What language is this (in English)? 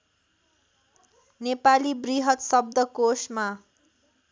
Nepali